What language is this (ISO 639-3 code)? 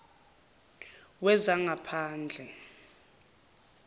zul